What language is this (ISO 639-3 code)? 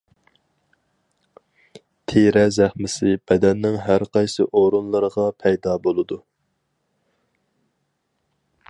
uig